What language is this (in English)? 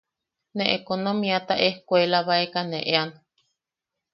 Yaqui